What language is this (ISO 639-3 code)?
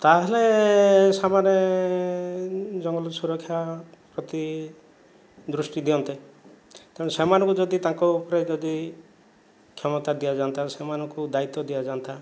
ori